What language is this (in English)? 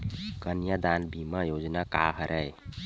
Chhattisgarhi